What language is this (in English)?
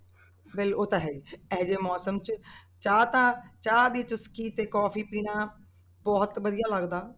Punjabi